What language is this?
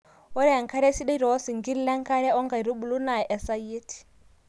Masai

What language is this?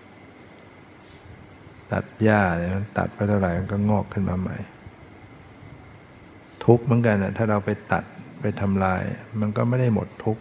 Thai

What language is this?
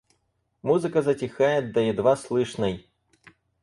Russian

